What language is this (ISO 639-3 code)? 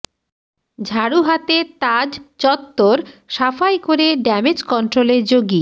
ben